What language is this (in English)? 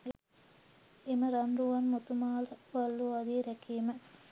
Sinhala